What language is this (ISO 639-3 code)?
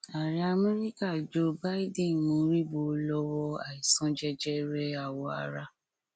yor